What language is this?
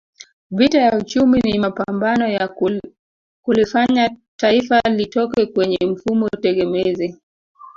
Swahili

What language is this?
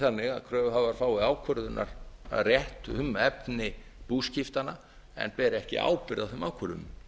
Icelandic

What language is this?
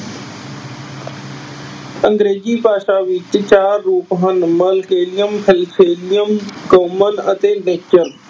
Punjabi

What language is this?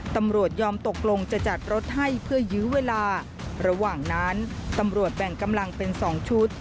Thai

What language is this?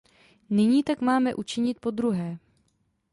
Czech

